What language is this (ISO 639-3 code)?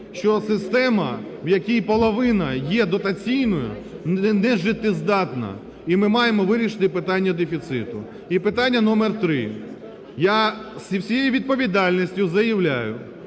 ukr